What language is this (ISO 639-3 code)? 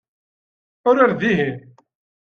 kab